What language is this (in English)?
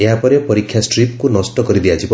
Odia